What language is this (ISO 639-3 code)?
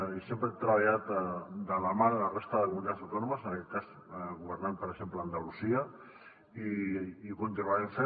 cat